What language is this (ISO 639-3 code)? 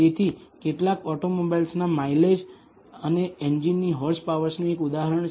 guj